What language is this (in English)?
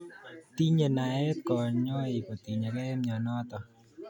Kalenjin